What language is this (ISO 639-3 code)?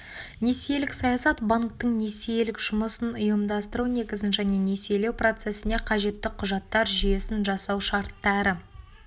kaz